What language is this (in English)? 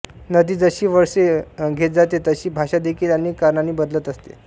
Marathi